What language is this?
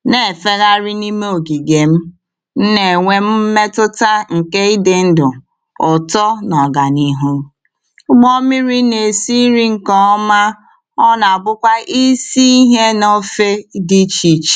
Igbo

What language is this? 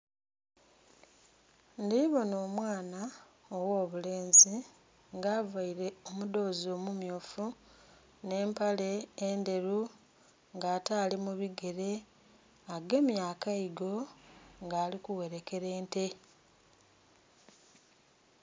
Soga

